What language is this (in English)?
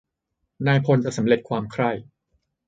Thai